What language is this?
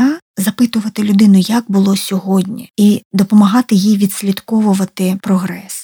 Ukrainian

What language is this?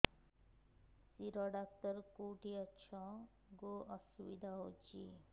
Odia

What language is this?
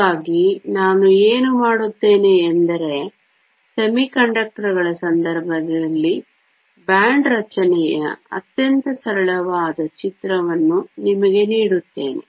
Kannada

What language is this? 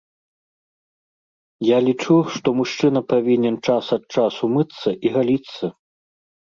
Belarusian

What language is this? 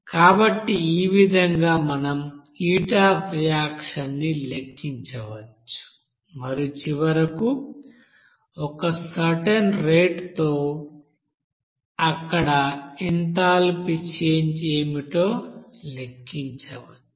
Telugu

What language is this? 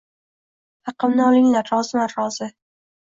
Uzbek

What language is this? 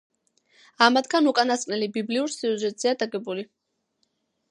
Georgian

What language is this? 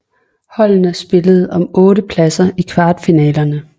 Danish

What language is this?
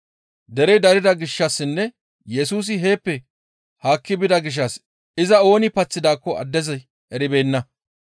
Gamo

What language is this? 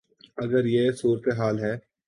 Urdu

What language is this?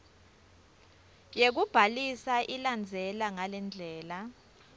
Swati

